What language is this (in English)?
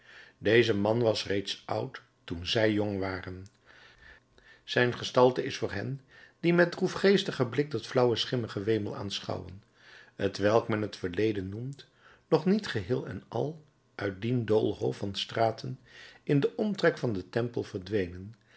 Dutch